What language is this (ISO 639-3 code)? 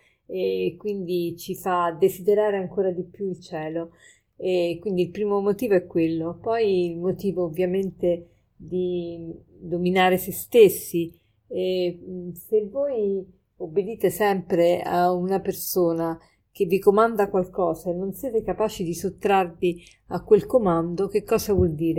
ita